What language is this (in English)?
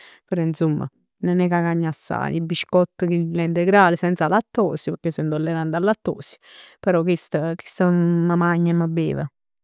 Neapolitan